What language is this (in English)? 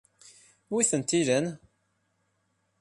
Kabyle